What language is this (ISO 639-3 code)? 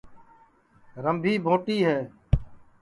ssi